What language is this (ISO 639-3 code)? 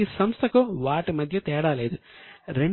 tel